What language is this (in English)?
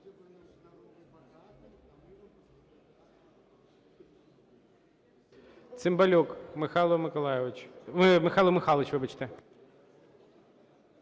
Ukrainian